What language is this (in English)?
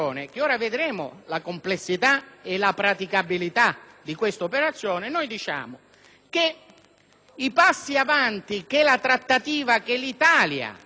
Italian